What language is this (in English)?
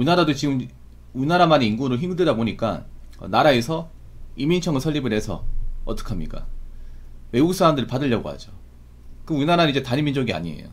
Korean